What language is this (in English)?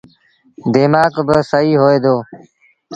Sindhi Bhil